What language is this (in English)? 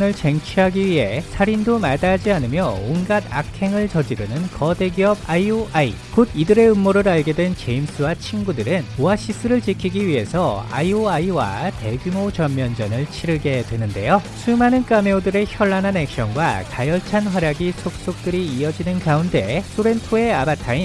Korean